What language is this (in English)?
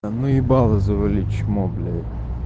Russian